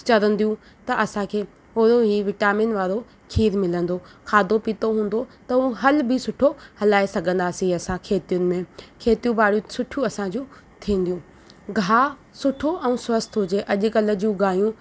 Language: Sindhi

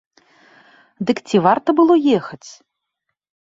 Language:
Belarusian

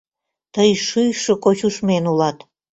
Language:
Mari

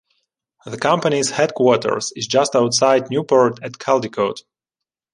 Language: English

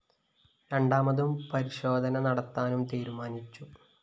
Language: Malayalam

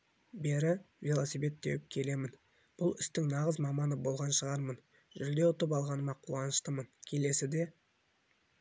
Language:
Kazakh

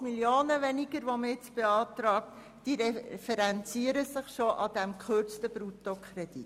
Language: Swiss German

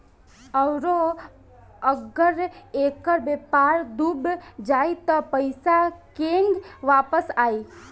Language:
Bhojpuri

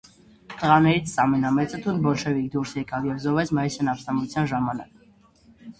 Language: Armenian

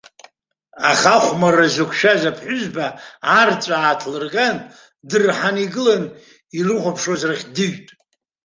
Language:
Abkhazian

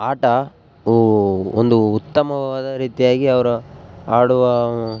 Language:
Kannada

